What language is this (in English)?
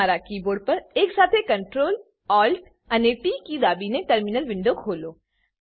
Gujarati